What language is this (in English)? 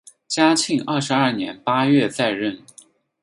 Chinese